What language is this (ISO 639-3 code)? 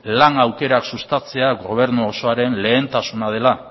eus